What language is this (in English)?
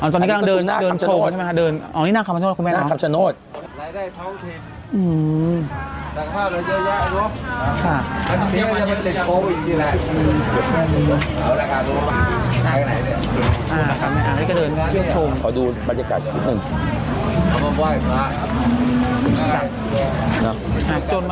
Thai